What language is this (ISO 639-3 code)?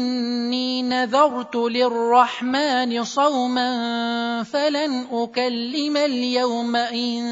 ara